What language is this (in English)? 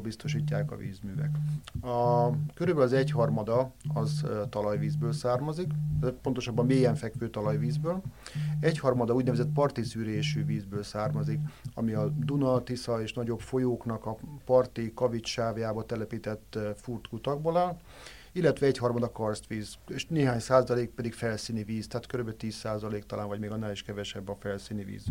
Hungarian